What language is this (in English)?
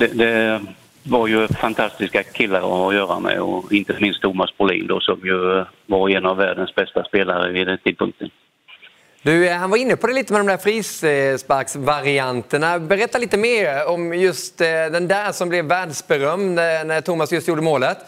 Swedish